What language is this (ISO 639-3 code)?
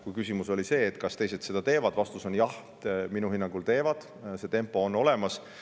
est